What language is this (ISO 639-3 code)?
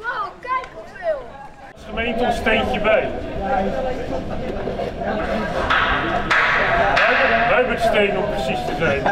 nld